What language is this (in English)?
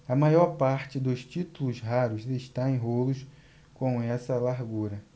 Portuguese